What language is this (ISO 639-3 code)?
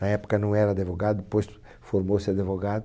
por